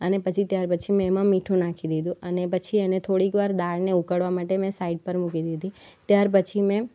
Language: Gujarati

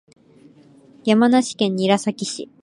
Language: Japanese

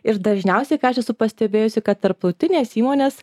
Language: Lithuanian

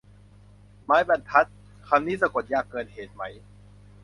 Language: Thai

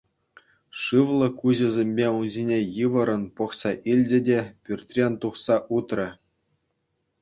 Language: Chuvash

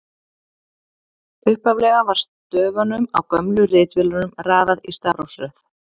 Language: Icelandic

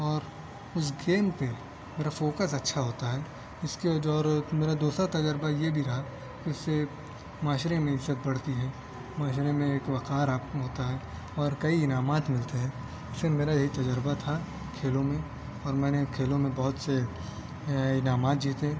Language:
Urdu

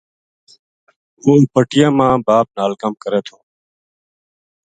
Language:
Gujari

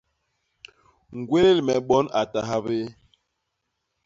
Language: Basaa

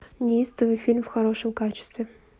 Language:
Russian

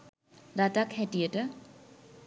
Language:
Sinhala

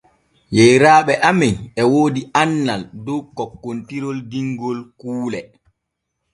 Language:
Borgu Fulfulde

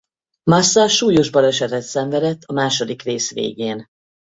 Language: Hungarian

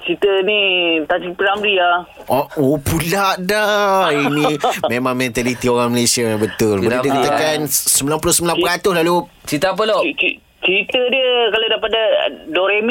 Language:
Malay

